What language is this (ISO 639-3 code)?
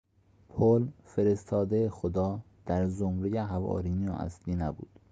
fas